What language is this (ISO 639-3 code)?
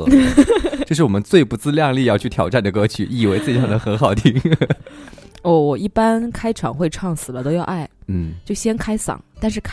zho